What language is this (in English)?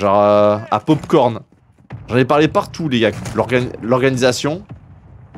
French